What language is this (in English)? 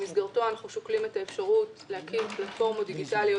Hebrew